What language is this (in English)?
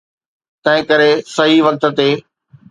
Sindhi